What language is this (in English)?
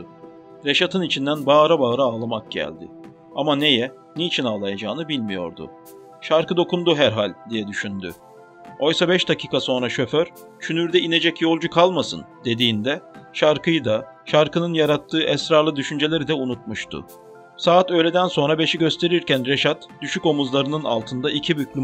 Turkish